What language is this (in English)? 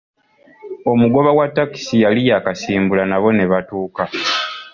Ganda